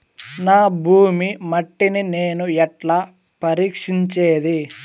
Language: Telugu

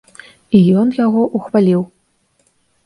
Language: Belarusian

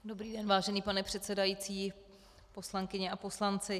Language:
Czech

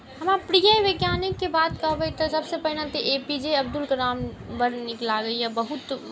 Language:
Maithili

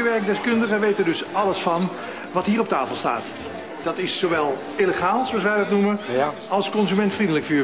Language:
Dutch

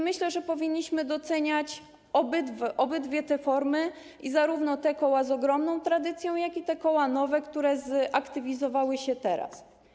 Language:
Polish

